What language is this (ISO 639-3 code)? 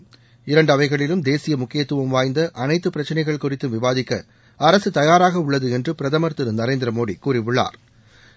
tam